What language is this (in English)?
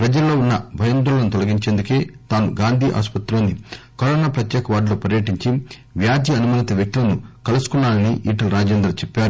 Telugu